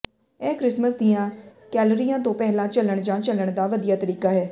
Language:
Punjabi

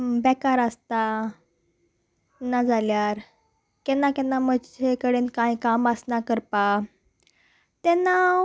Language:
Konkani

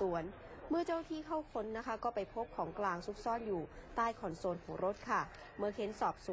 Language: Thai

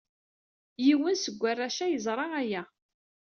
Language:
Kabyle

